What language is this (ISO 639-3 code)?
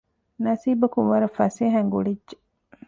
div